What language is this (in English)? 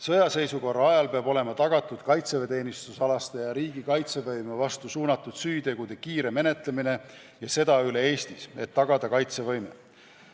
Estonian